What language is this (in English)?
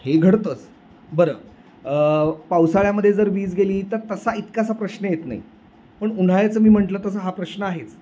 Marathi